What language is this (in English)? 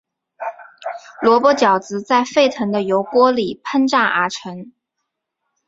Chinese